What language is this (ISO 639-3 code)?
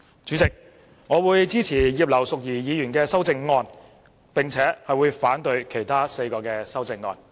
yue